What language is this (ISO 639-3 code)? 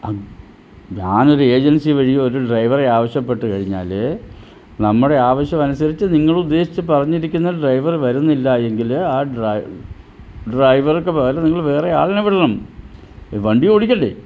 mal